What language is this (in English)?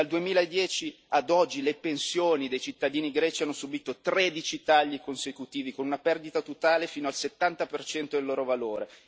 Italian